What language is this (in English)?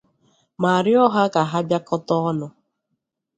Igbo